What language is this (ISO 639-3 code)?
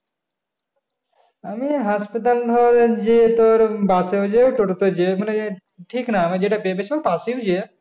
ben